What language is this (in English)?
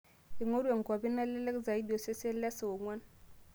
Masai